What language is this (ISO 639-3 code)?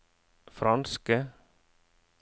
nor